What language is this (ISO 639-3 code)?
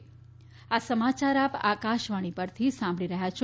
guj